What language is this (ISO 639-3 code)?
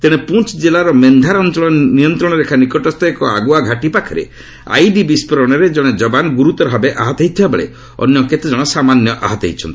ori